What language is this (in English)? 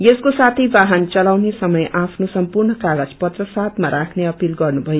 Nepali